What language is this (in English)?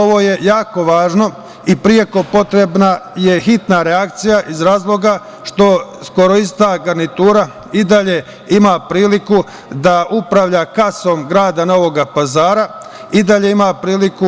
Serbian